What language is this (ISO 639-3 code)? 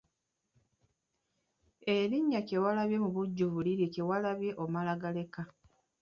lug